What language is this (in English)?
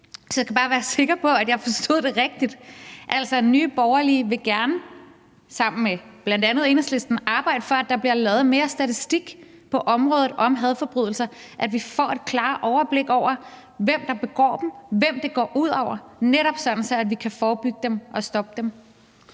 Danish